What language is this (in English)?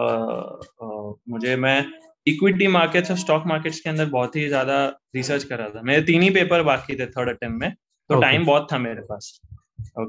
Hindi